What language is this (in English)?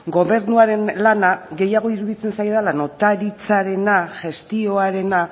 Basque